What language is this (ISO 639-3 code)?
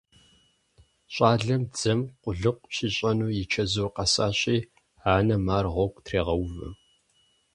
kbd